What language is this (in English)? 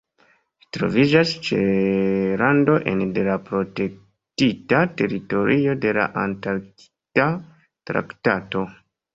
Esperanto